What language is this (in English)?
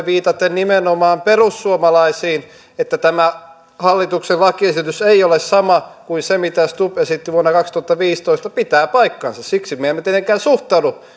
Finnish